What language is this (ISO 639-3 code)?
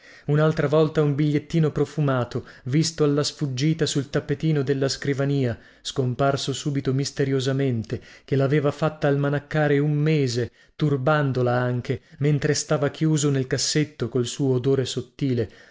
ita